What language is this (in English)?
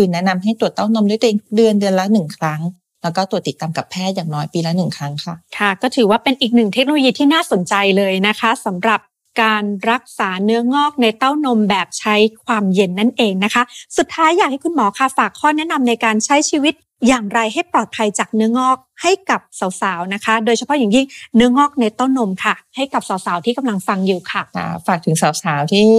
Thai